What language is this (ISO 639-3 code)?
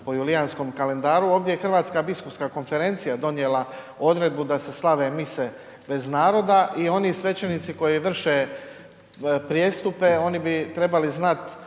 hrv